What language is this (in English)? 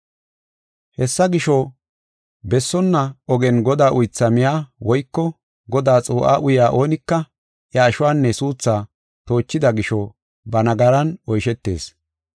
Gofa